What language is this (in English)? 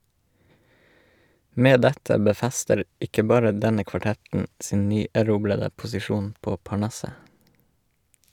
Norwegian